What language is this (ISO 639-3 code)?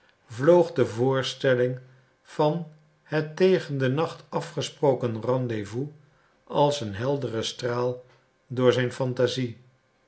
nld